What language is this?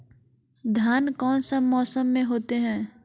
Magahi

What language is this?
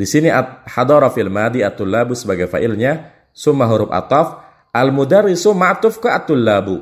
Indonesian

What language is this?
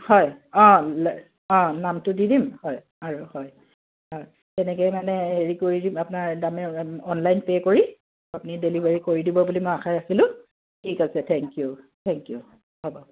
Assamese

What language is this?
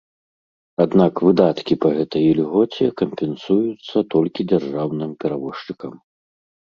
Belarusian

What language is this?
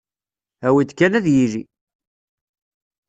Kabyle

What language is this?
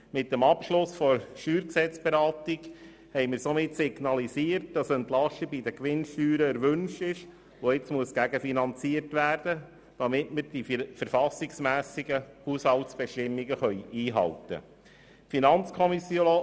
Swiss German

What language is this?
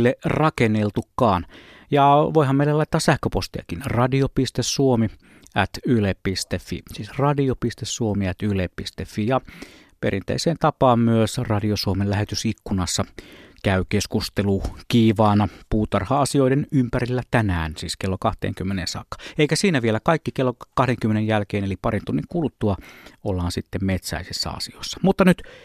Finnish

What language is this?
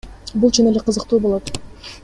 Kyrgyz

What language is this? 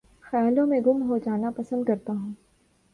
Urdu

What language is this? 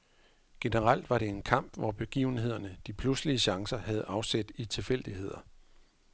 Danish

